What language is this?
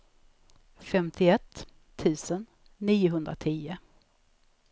Swedish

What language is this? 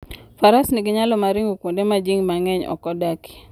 Luo (Kenya and Tanzania)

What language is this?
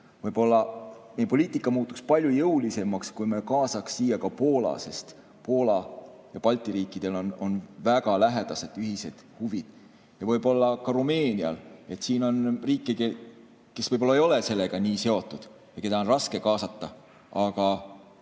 Estonian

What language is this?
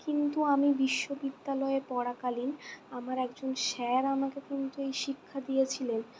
Bangla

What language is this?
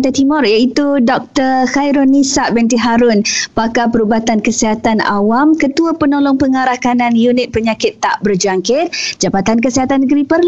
Malay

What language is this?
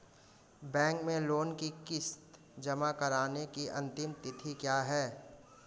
Hindi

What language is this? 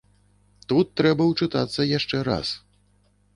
Belarusian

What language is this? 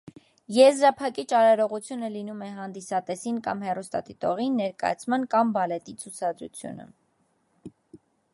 Armenian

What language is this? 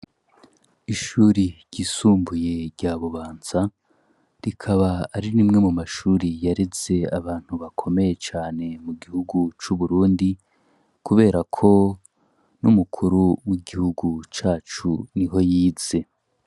Rundi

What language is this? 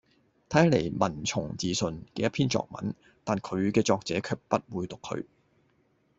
Cantonese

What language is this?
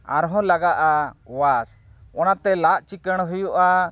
Santali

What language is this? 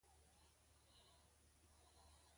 Mokpwe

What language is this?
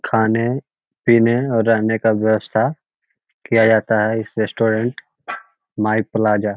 Magahi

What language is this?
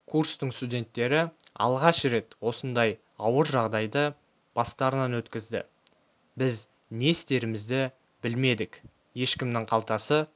Kazakh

